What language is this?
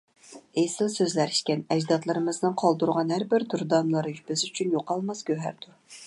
Uyghur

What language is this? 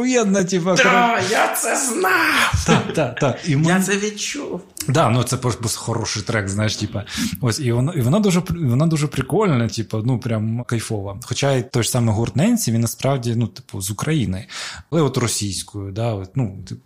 Ukrainian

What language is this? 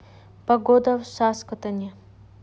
Russian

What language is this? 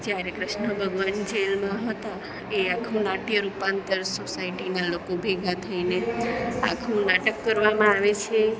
Gujarati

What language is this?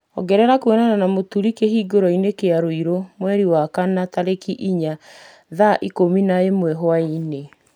Kikuyu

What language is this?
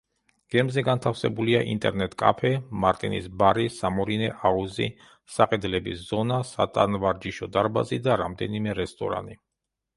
Georgian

